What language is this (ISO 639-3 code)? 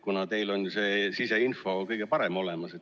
est